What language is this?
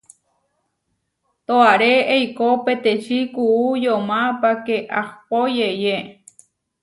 Huarijio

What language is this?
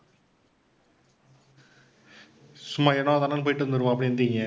Tamil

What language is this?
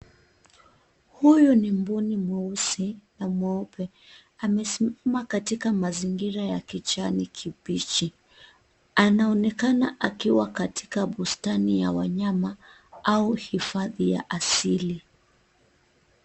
Swahili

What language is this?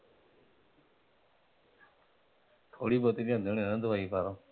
Punjabi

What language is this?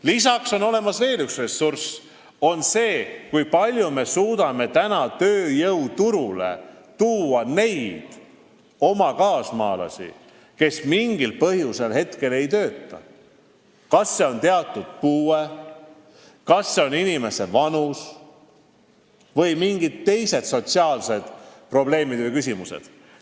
Estonian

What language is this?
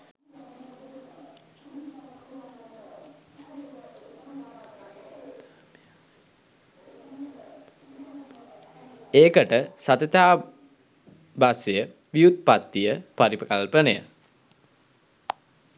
Sinhala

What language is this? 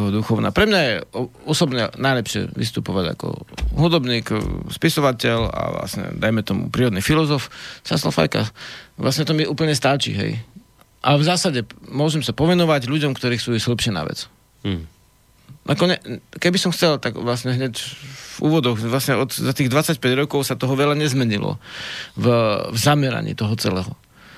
Slovak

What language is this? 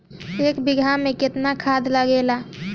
Bhojpuri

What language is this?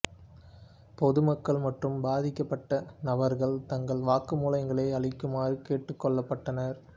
Tamil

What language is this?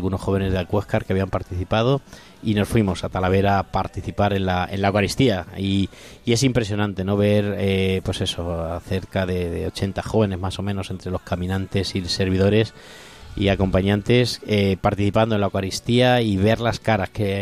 Spanish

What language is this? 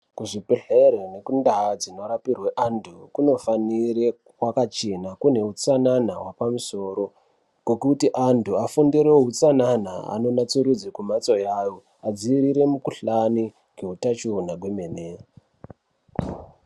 Ndau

